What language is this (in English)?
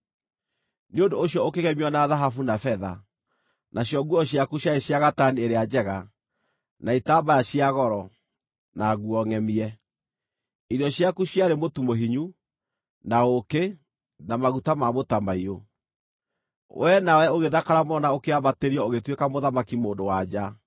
Kikuyu